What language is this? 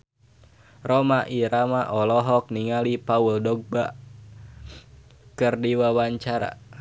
Sundanese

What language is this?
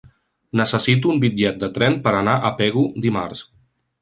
Catalan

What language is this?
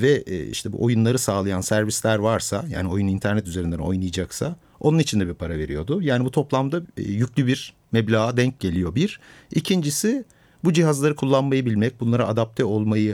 Turkish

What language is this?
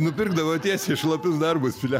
Lithuanian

